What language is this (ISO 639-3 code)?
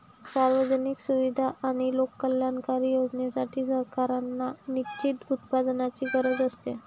mar